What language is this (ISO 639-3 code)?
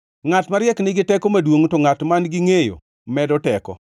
luo